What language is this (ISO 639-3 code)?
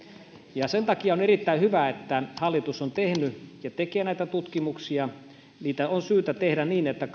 fin